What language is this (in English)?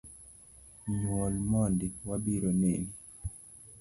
Luo (Kenya and Tanzania)